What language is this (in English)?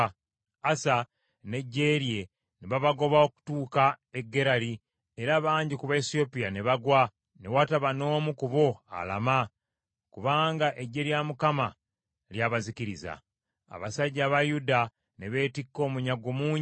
Ganda